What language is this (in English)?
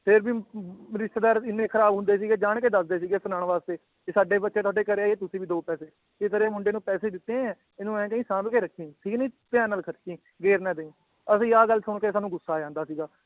Punjabi